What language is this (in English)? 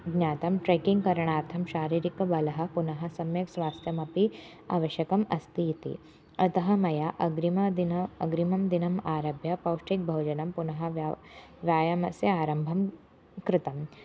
Sanskrit